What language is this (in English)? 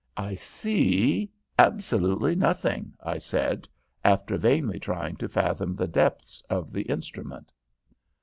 English